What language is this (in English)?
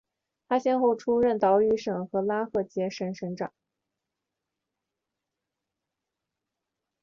Chinese